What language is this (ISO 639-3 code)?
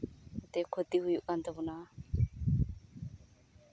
sat